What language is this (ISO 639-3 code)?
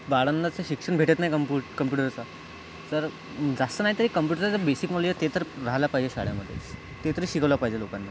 mar